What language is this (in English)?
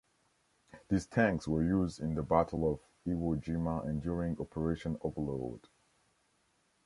English